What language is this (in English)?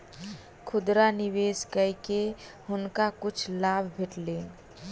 Maithili